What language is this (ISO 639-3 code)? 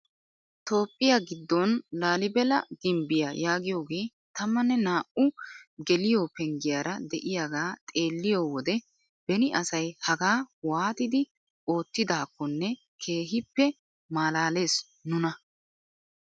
wal